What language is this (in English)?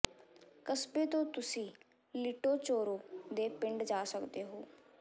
Punjabi